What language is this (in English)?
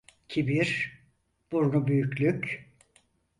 Turkish